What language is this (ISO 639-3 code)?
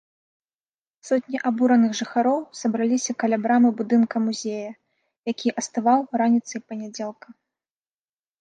bel